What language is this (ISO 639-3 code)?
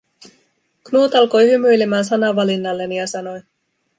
fin